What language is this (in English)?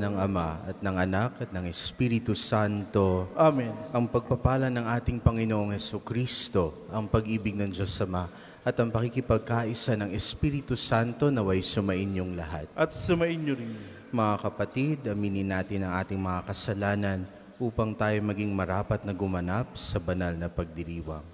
Filipino